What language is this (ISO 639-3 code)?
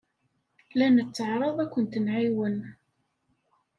kab